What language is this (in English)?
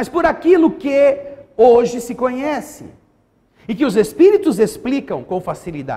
Portuguese